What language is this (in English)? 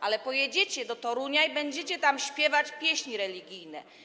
Polish